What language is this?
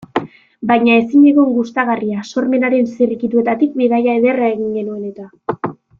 Basque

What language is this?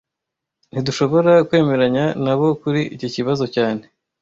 Kinyarwanda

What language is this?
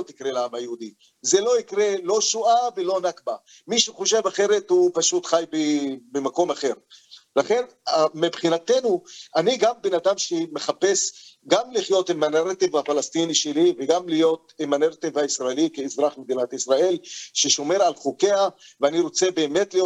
Hebrew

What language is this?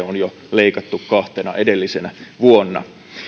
Finnish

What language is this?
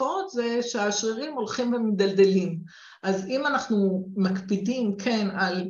Hebrew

